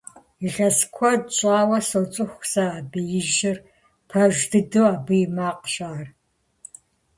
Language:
Kabardian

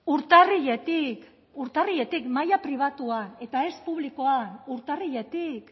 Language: Basque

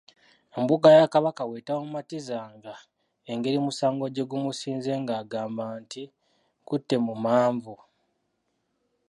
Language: Ganda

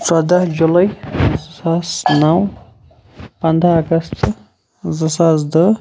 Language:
Kashmiri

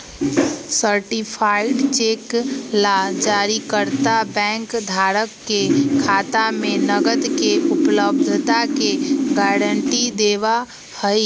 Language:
Magahi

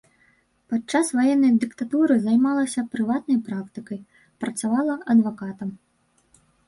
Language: Belarusian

